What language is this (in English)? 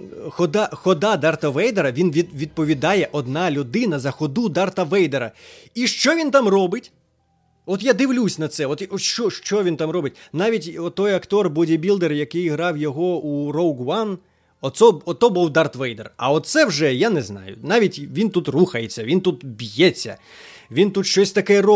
Ukrainian